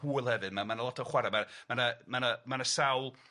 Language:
Welsh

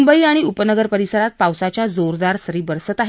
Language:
Marathi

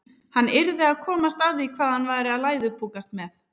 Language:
Icelandic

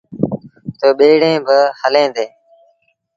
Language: Sindhi Bhil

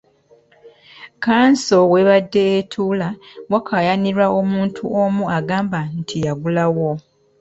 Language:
Ganda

